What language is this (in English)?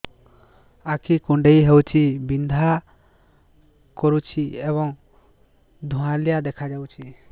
Odia